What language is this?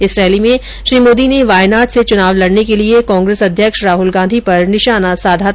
Hindi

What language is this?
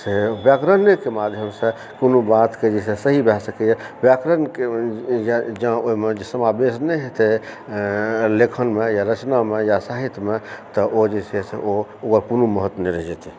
Maithili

